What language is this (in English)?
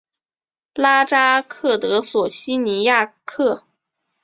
Chinese